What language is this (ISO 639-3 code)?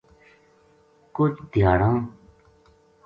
gju